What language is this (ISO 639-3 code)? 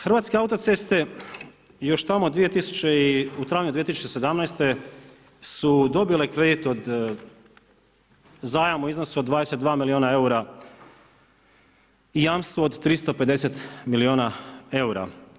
hrv